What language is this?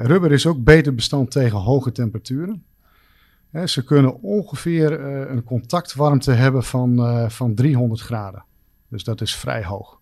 Dutch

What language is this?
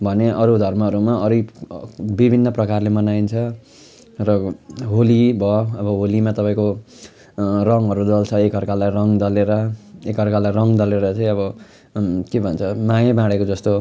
Nepali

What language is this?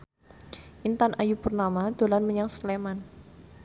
Javanese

